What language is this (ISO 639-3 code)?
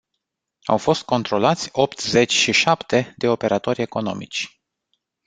ron